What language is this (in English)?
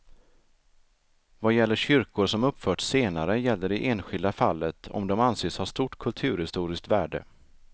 Swedish